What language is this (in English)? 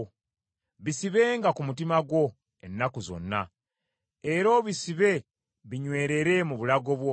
Ganda